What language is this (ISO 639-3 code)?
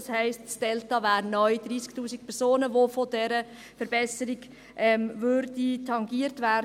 gsw